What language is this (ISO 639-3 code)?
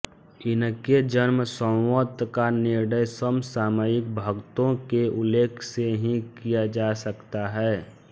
hin